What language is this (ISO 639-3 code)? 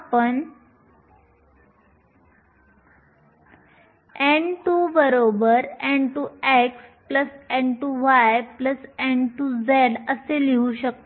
mar